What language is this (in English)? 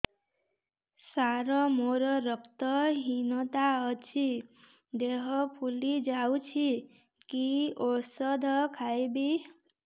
Odia